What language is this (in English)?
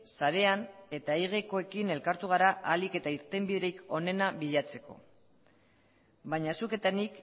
Basque